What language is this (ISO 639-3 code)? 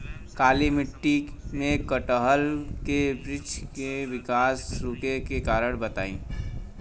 bho